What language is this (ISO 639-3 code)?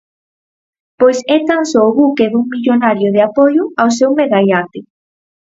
glg